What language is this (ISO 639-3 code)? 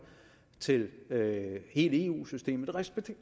dan